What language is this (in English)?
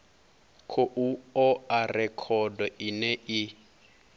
Venda